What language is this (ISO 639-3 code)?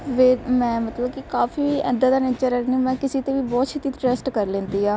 pan